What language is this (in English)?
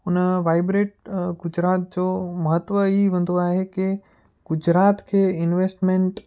Sindhi